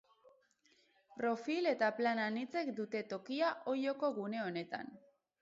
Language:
Basque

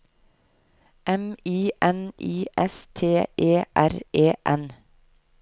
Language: Norwegian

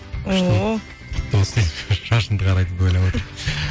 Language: Kazakh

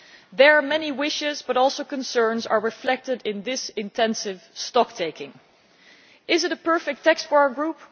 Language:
English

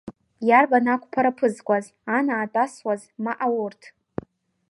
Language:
Abkhazian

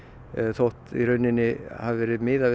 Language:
Icelandic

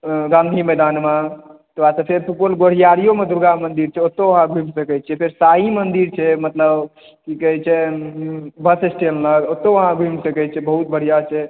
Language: Maithili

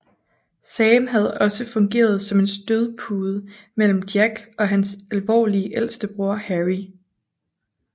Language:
Danish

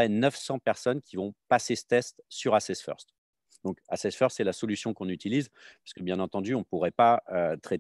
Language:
French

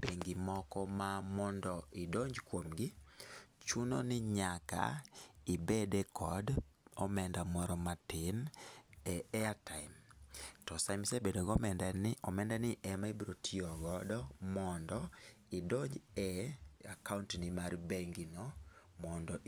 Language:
Luo (Kenya and Tanzania)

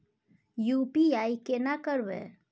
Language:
Maithili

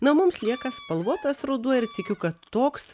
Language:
Lithuanian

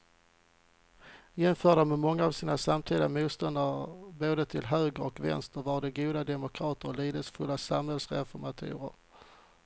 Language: Swedish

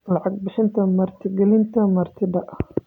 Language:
Somali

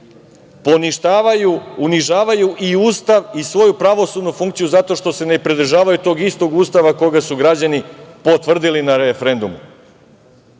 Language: Serbian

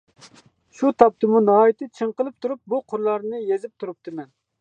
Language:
Uyghur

